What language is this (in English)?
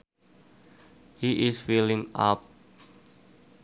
Sundanese